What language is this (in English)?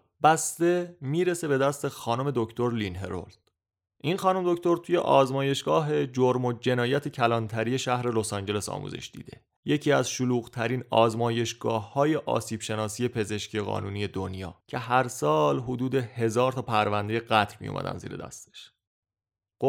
Persian